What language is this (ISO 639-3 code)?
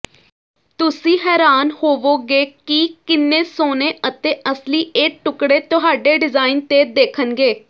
pan